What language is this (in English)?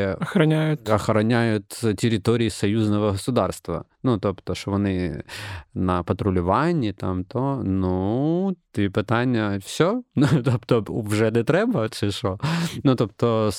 Ukrainian